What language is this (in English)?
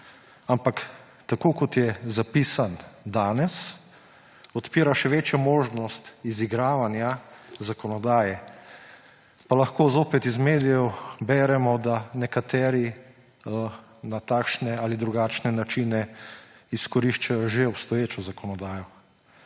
Slovenian